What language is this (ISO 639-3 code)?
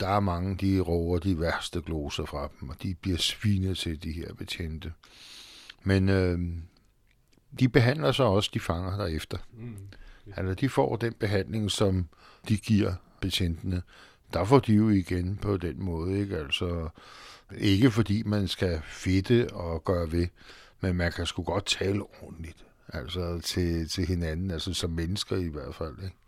dan